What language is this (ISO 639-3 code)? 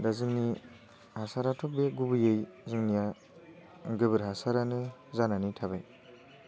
brx